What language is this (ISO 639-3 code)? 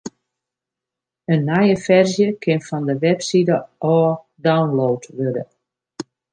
fry